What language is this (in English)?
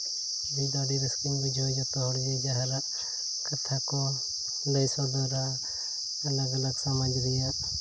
Santali